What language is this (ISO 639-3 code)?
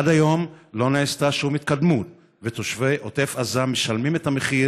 heb